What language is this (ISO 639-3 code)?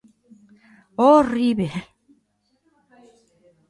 glg